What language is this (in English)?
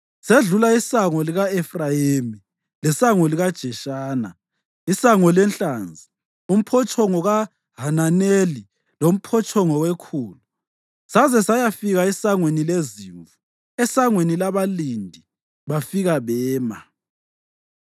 North Ndebele